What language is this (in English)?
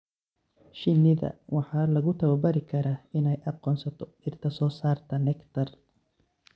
Somali